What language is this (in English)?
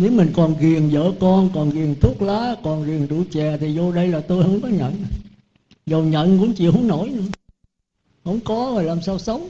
Vietnamese